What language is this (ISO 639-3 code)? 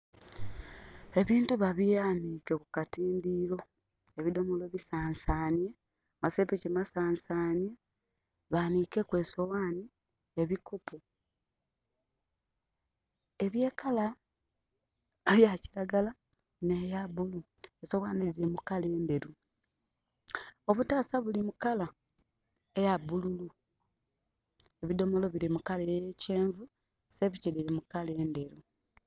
xog